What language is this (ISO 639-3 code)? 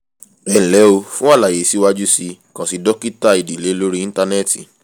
yor